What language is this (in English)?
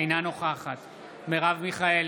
Hebrew